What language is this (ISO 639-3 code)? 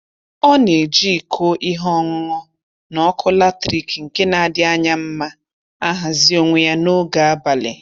ibo